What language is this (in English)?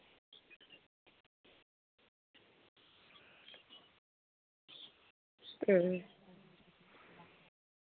Santali